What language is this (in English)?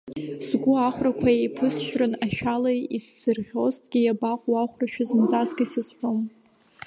Abkhazian